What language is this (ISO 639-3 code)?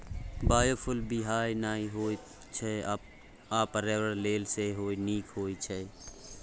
mai